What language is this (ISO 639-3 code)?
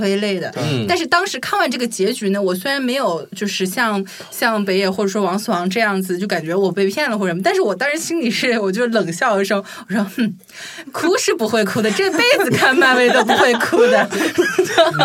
zho